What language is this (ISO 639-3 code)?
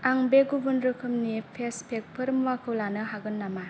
brx